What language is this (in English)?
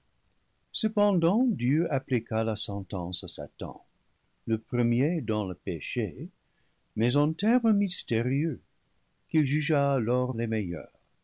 French